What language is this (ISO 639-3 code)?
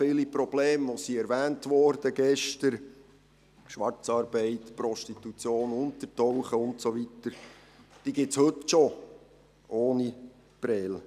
gsw